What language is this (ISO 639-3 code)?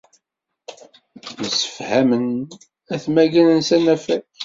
kab